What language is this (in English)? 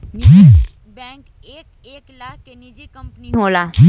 Bhojpuri